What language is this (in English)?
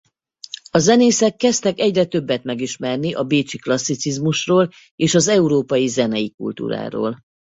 Hungarian